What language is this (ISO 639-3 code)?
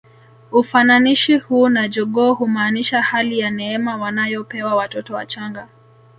swa